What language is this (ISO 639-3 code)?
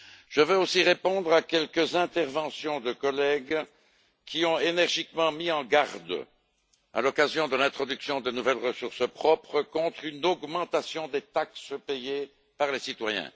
fra